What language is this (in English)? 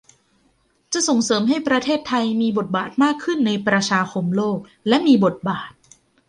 Thai